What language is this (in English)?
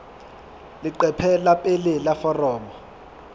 Southern Sotho